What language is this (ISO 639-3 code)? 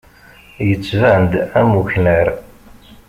kab